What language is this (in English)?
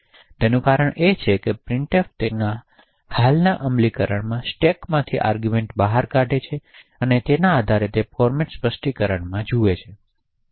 Gujarati